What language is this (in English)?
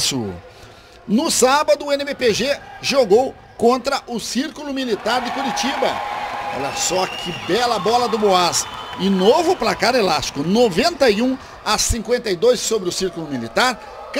Portuguese